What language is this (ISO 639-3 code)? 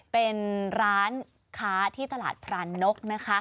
tha